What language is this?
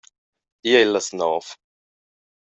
Romansh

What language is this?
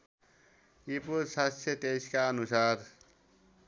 Nepali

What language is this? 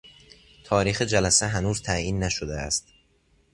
Persian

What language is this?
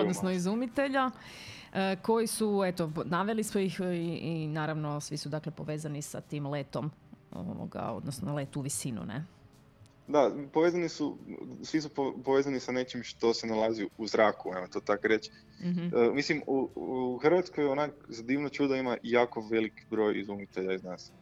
Croatian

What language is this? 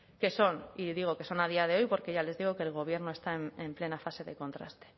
Spanish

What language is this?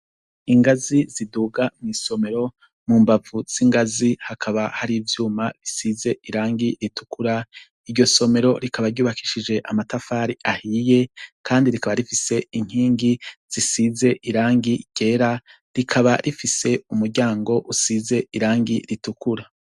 Rundi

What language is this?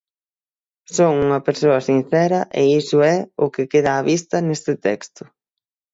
Galician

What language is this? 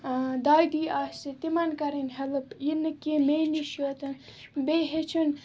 Kashmiri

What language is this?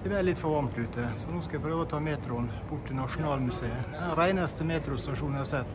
Norwegian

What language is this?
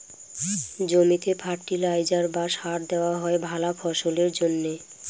Bangla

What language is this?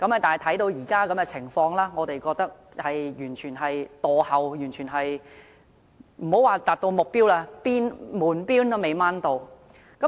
Cantonese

